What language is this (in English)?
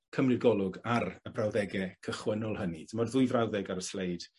Welsh